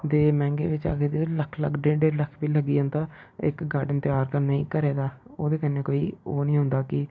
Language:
Dogri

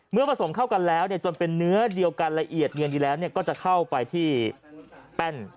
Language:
Thai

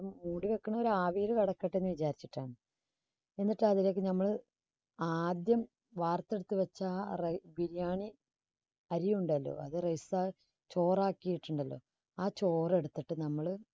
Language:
Malayalam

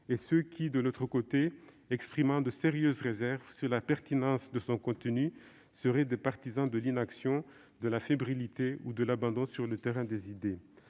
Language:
French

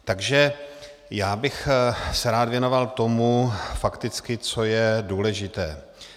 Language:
Czech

